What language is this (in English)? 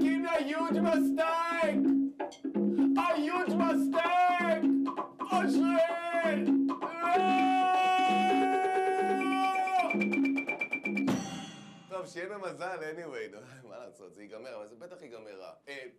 Hebrew